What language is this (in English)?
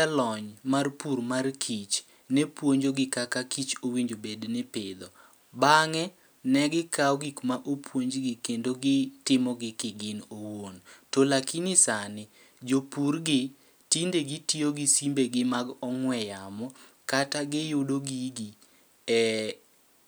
Luo (Kenya and Tanzania)